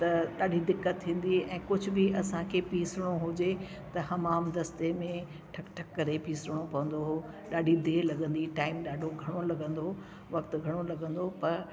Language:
Sindhi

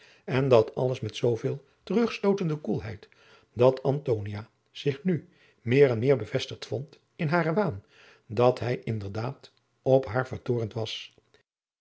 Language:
Dutch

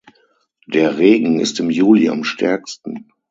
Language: German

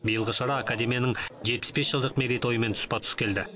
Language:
Kazakh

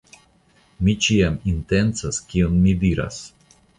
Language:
Esperanto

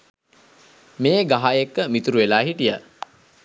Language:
Sinhala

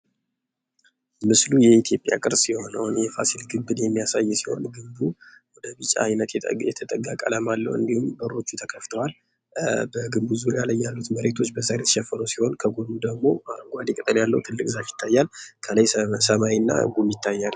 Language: Amharic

